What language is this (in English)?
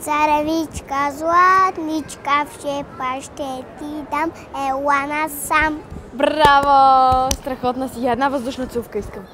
Portuguese